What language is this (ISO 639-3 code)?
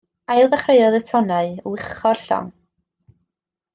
cym